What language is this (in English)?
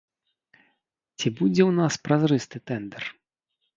Belarusian